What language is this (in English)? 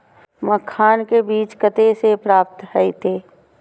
Maithili